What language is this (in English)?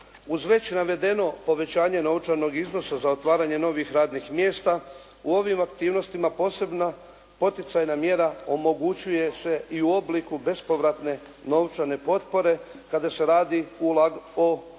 Croatian